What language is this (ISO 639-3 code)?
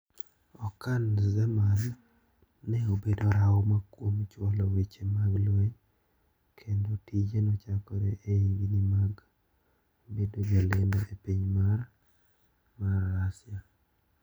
luo